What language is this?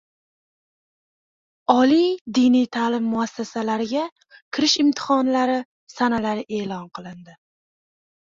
Uzbek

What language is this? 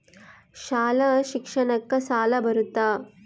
Kannada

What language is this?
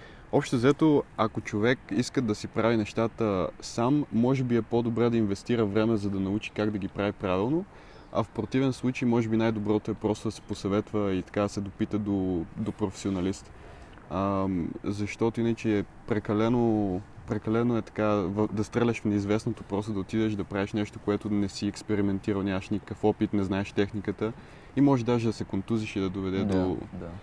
Bulgarian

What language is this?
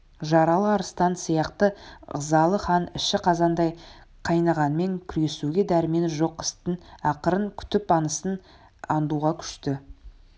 Kazakh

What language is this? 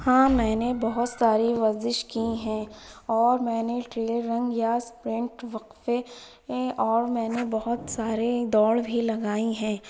Urdu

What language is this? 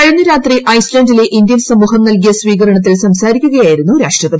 Malayalam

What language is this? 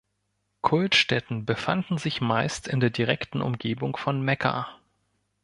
German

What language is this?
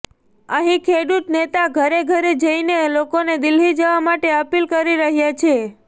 Gujarati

